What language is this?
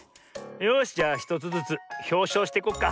Japanese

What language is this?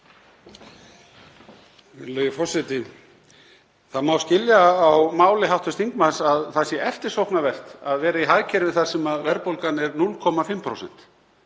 Icelandic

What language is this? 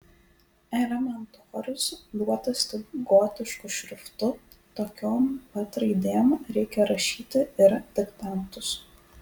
Lithuanian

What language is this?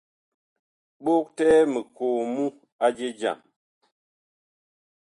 Bakoko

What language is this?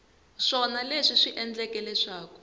Tsonga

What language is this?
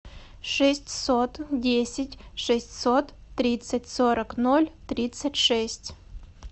Russian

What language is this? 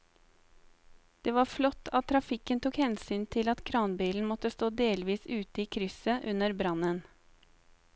Norwegian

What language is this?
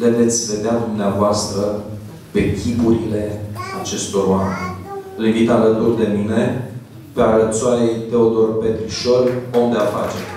Romanian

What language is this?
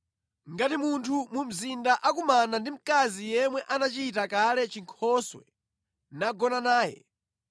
Nyanja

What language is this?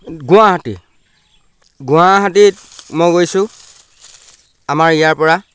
Assamese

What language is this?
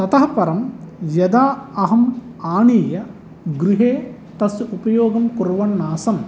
Sanskrit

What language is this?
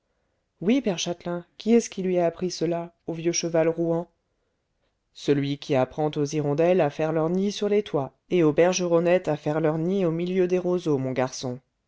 French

